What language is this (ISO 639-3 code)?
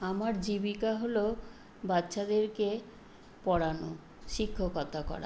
ben